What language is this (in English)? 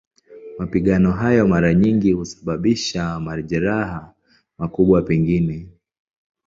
Swahili